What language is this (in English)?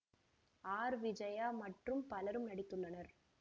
Tamil